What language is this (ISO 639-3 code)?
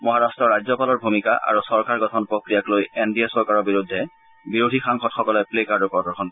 asm